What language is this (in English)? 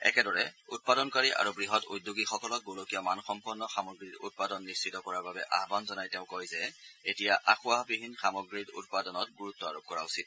Assamese